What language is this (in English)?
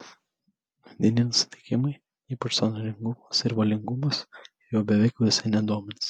Lithuanian